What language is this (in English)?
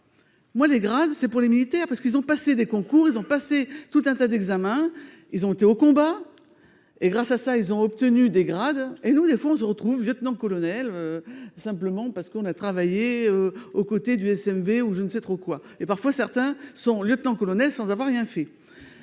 French